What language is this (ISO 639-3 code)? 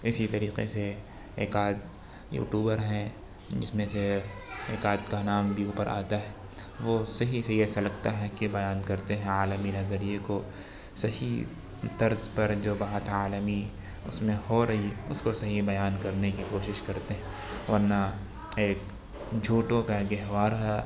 urd